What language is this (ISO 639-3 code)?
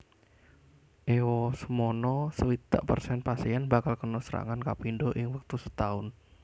jav